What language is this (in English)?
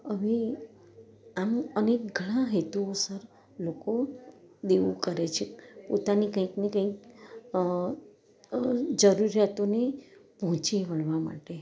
Gujarati